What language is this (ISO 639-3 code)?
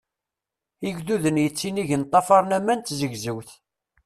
kab